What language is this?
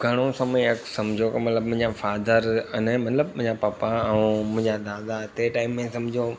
Sindhi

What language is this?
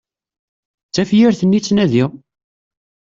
Kabyle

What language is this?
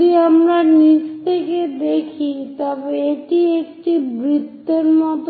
Bangla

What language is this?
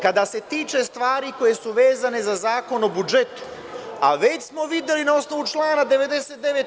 Serbian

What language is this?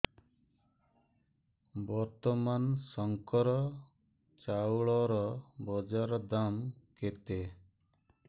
Odia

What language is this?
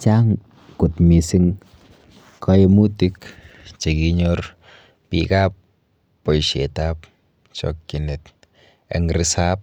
Kalenjin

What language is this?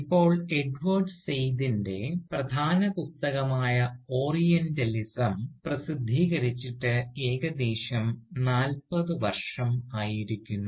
Malayalam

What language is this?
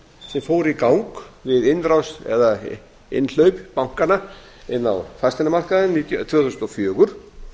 Icelandic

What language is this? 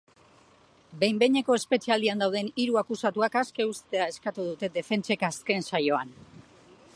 Basque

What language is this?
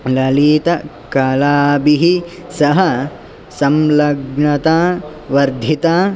Sanskrit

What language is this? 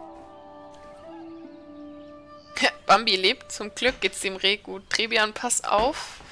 German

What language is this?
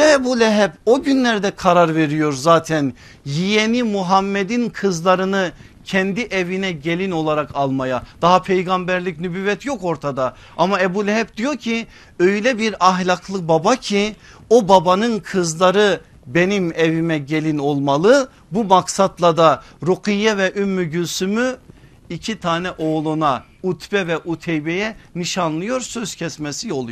Turkish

